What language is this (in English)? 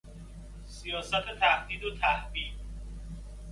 Persian